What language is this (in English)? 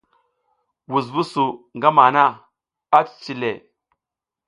South Giziga